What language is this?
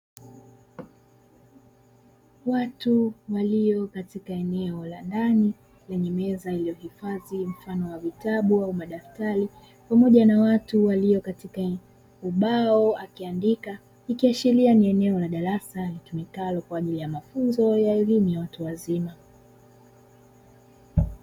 Swahili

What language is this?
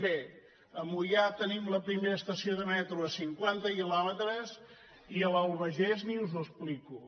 Catalan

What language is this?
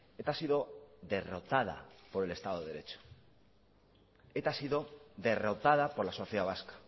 Spanish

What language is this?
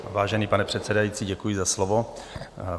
Czech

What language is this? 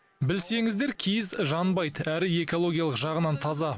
Kazakh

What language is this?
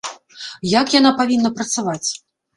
Belarusian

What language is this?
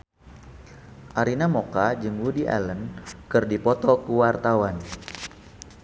Sundanese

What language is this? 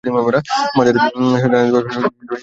Bangla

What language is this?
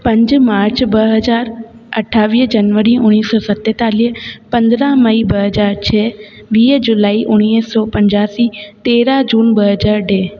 Sindhi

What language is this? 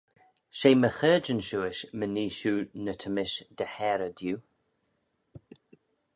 Manx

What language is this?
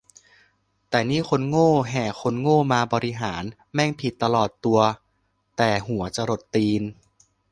Thai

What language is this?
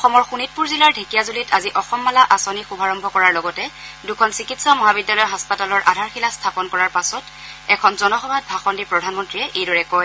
Assamese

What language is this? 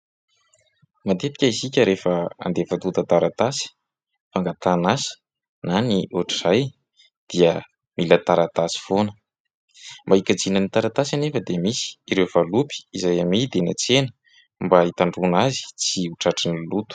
Malagasy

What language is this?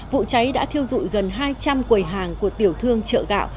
Vietnamese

